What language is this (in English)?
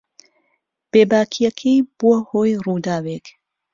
Central Kurdish